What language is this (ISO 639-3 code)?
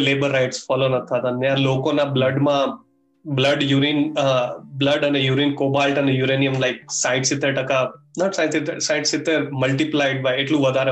guj